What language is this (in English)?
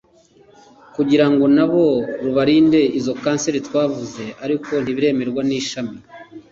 Kinyarwanda